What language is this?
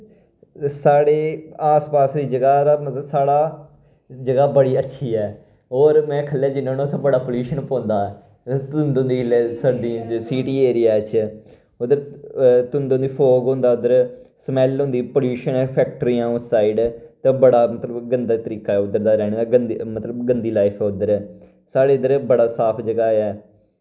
Dogri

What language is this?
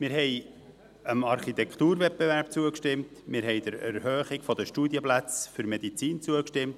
Swiss German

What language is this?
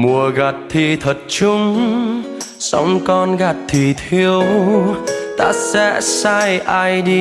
Vietnamese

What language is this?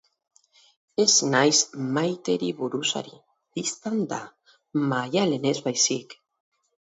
Basque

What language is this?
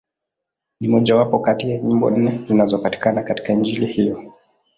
Swahili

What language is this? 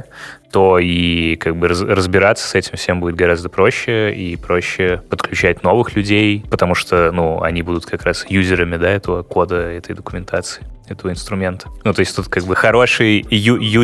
Russian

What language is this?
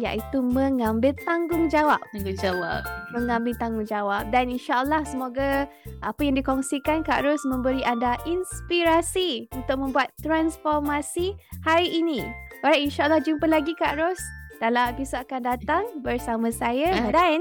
Malay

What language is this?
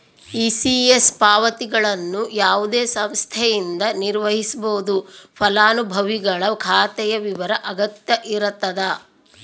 Kannada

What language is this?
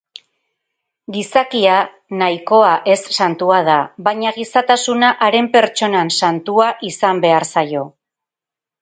Basque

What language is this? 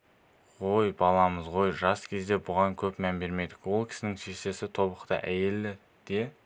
Kazakh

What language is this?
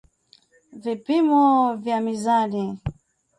Swahili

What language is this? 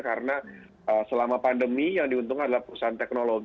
Indonesian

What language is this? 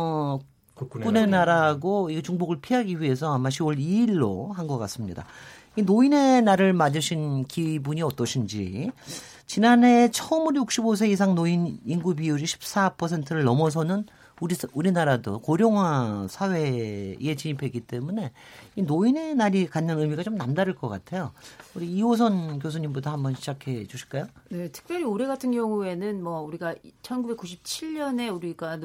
Korean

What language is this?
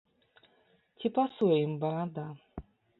Belarusian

